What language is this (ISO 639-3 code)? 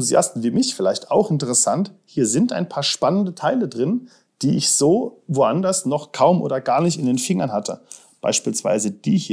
deu